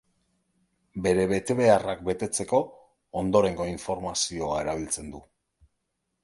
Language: Basque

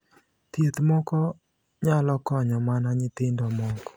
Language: Luo (Kenya and Tanzania)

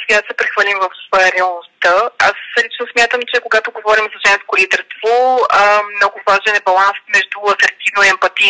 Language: Bulgarian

